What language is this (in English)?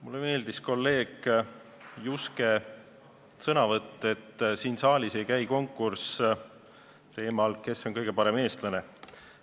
Estonian